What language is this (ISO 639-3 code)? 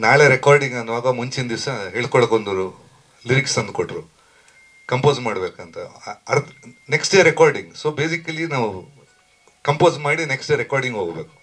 kan